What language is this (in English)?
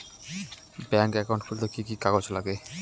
Bangla